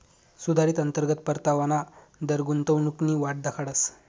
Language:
Marathi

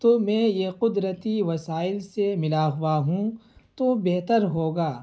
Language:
Urdu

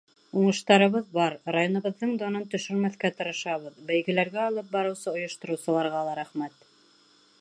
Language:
Bashkir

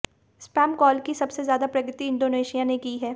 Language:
Hindi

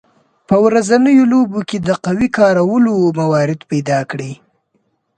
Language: Pashto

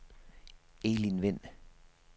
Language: Danish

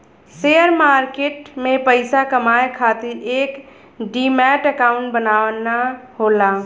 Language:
Bhojpuri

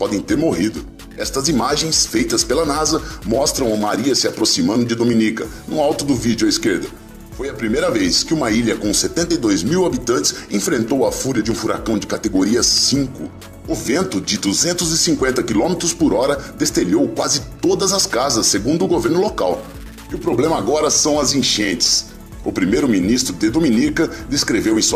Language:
Portuguese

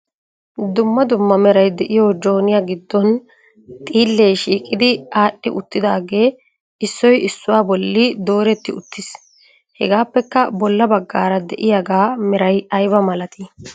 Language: Wolaytta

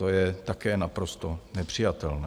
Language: Czech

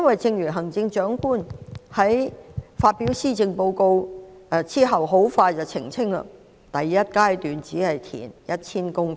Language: Cantonese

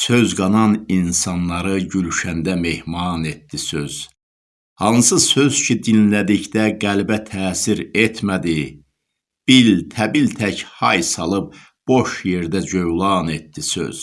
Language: Turkish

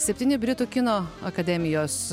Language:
Lithuanian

